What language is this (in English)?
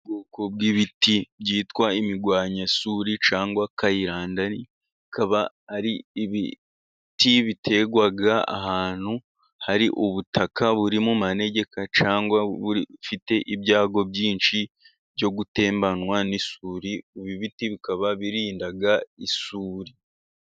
Kinyarwanda